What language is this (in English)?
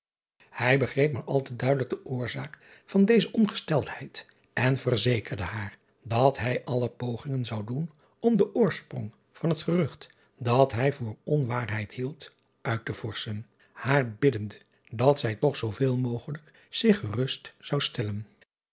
Dutch